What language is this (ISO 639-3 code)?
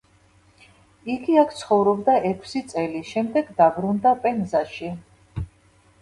kat